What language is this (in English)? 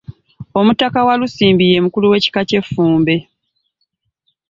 Ganda